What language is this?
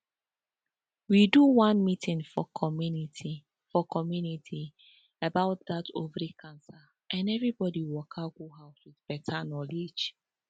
Nigerian Pidgin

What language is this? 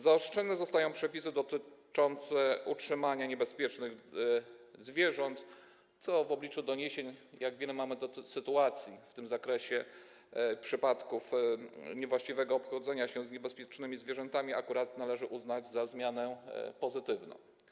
Polish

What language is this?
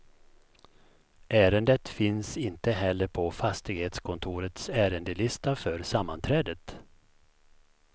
Swedish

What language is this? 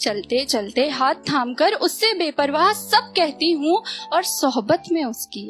Hindi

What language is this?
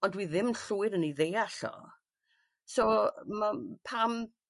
Welsh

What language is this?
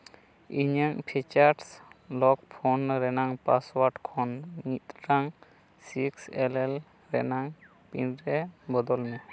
Santali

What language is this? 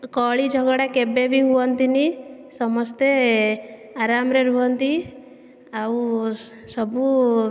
Odia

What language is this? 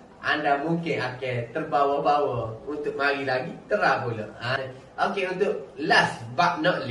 Malay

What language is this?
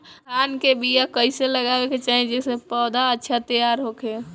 Bhojpuri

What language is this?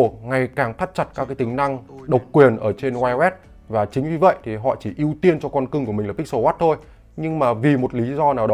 Vietnamese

